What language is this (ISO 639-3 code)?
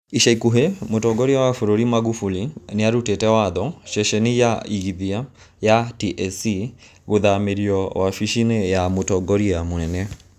kik